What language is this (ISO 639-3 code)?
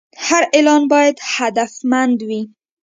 pus